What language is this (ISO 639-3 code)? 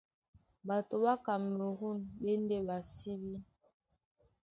dua